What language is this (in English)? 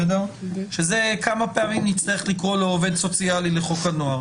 Hebrew